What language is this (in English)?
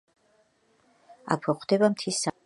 Georgian